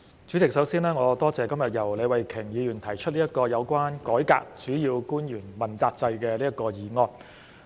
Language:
Cantonese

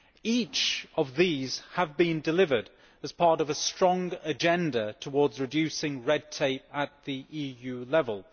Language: English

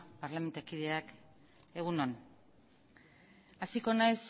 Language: Basque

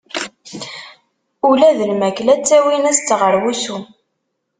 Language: Kabyle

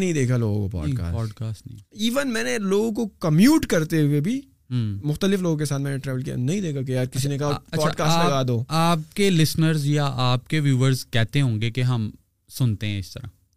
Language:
Urdu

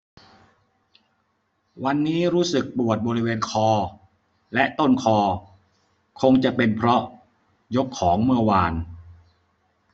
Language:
Thai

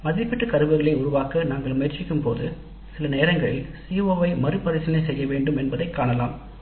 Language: Tamil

